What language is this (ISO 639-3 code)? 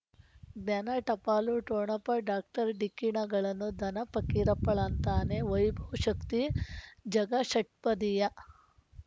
kan